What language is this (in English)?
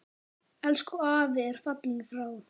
Icelandic